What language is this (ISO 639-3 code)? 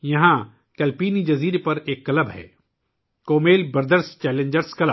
urd